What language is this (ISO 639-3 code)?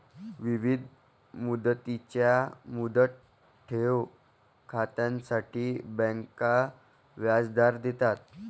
mar